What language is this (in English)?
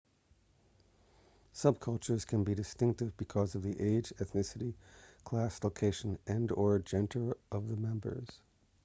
English